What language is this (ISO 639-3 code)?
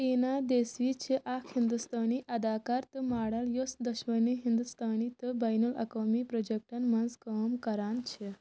kas